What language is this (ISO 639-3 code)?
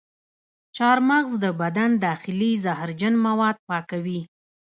pus